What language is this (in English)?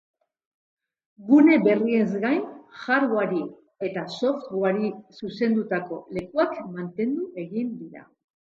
Basque